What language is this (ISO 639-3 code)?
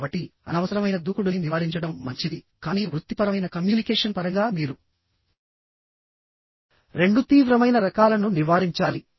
tel